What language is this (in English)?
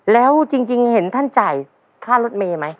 Thai